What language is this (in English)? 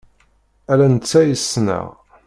Kabyle